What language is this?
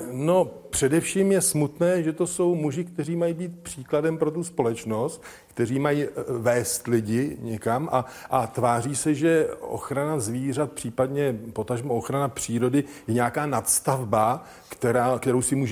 Czech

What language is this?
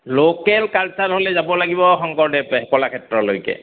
Assamese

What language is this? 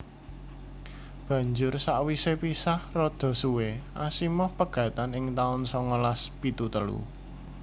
Javanese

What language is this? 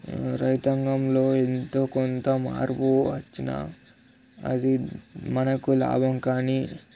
Telugu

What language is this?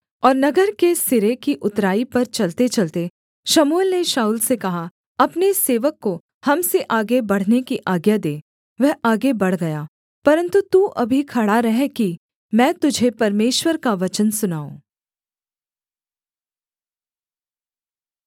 Hindi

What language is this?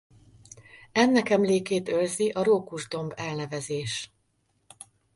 Hungarian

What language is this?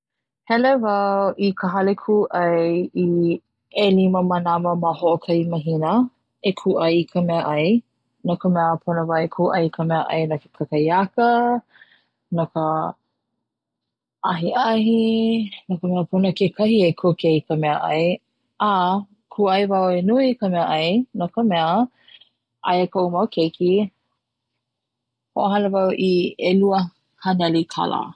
Hawaiian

